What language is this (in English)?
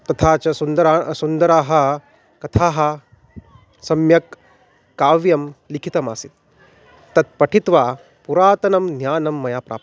Sanskrit